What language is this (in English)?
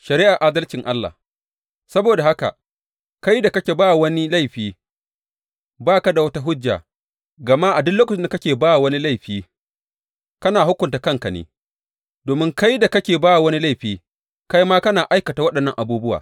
Hausa